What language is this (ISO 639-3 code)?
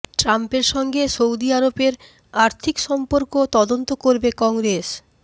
ben